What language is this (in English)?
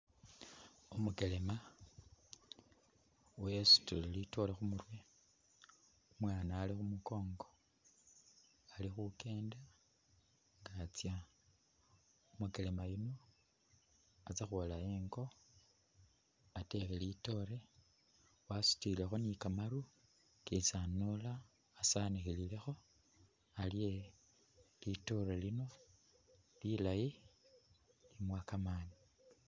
Masaaba